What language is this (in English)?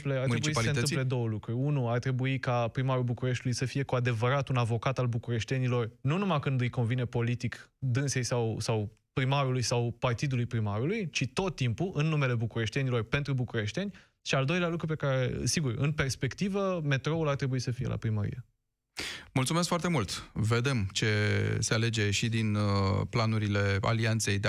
Romanian